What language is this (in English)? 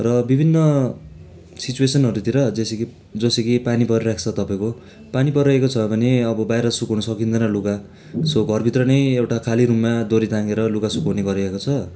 Nepali